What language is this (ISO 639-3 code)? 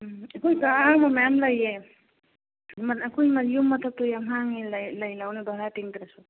mni